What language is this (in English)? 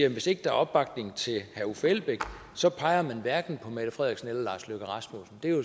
Danish